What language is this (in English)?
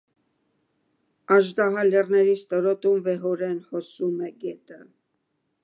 Armenian